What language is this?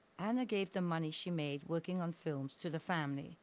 English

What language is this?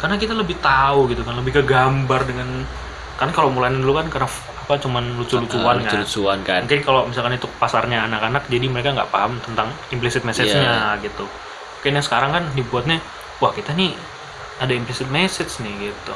Indonesian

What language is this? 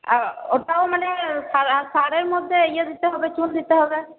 Bangla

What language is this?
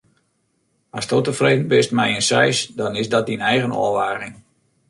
Western Frisian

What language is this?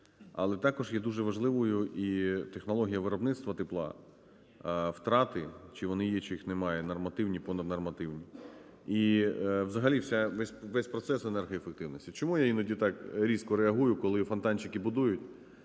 Ukrainian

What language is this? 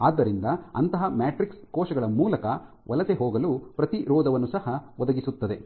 Kannada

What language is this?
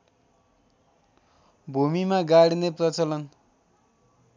Nepali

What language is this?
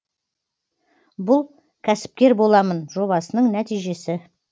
Kazakh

